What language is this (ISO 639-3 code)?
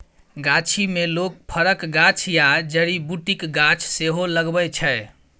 mai